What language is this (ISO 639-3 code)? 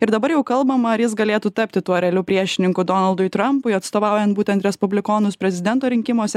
lit